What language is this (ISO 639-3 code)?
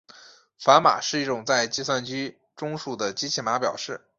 zho